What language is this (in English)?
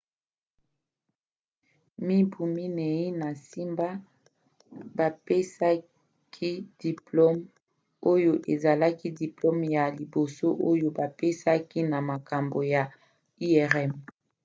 Lingala